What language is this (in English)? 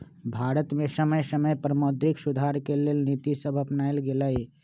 Magahi